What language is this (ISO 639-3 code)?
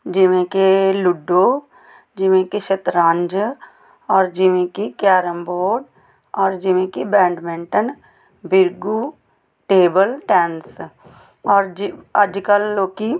pan